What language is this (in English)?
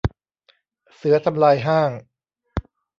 Thai